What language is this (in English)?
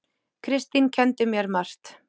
Icelandic